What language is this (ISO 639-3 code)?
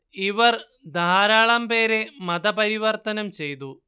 mal